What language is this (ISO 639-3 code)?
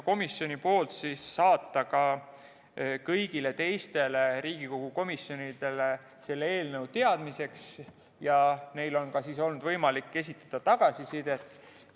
est